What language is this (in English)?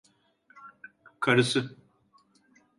Turkish